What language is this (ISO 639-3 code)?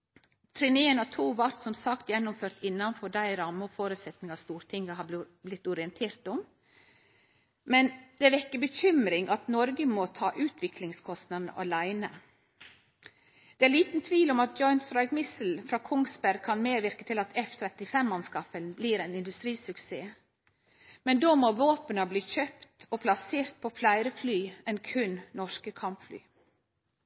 nno